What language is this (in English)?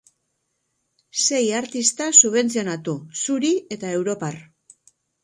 Basque